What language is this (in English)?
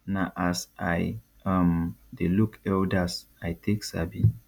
Nigerian Pidgin